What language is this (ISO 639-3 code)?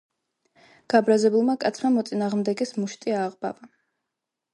kat